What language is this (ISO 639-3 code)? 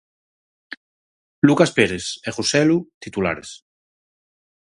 glg